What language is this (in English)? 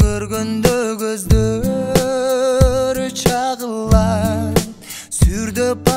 Turkish